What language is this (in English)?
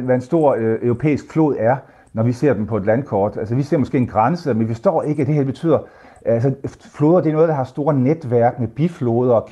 Danish